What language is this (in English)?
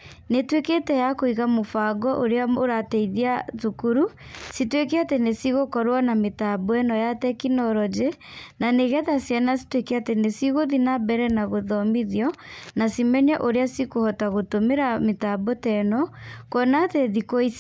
Kikuyu